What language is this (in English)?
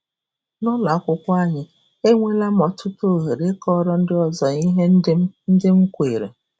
Igbo